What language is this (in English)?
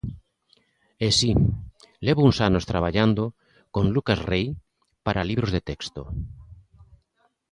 Galician